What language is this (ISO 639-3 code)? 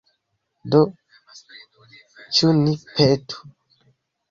epo